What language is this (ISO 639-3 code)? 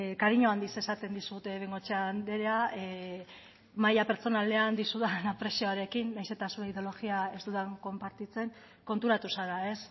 eus